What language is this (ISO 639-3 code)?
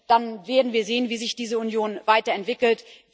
deu